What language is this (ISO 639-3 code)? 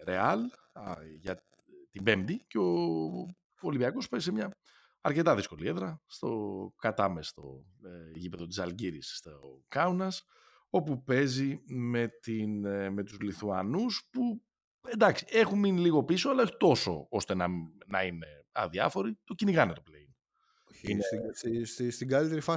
ell